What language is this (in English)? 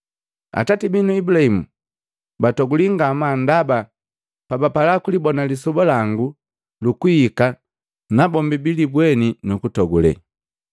Matengo